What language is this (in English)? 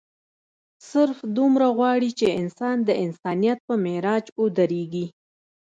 Pashto